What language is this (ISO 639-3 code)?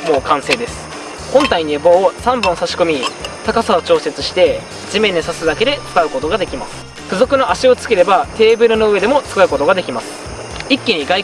jpn